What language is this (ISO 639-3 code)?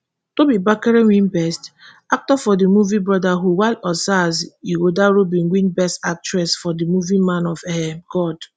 pcm